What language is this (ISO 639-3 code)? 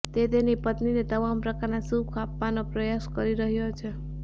guj